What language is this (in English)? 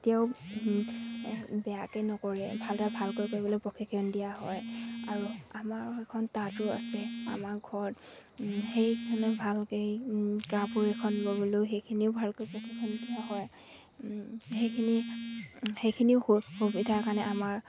Assamese